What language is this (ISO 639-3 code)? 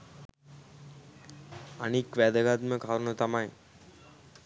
sin